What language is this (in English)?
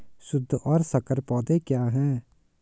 Hindi